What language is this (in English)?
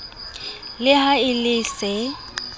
Southern Sotho